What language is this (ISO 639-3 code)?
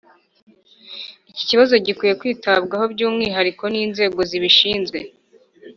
kin